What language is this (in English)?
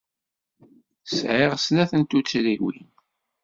Kabyle